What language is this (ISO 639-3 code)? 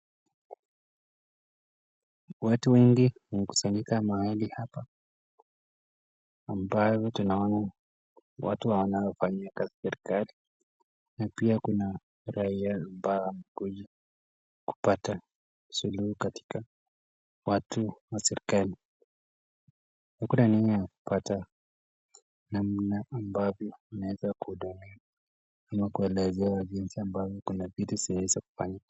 swa